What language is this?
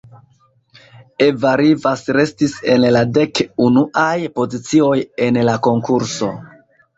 Esperanto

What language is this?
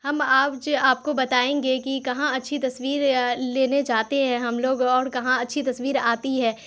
Urdu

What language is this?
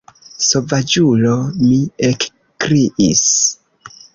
Esperanto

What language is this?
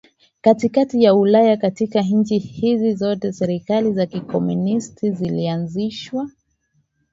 Swahili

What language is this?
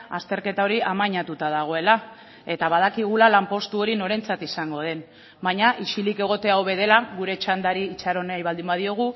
Basque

